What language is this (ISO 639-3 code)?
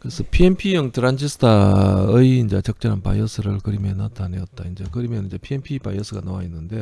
kor